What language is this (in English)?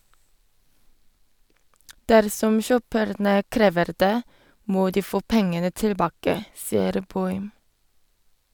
Norwegian